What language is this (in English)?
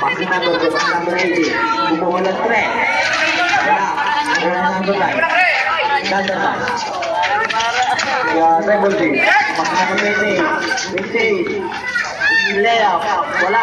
Thai